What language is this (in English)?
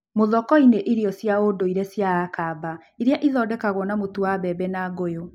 Kikuyu